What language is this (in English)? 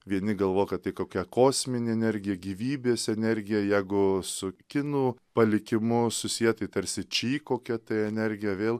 Lithuanian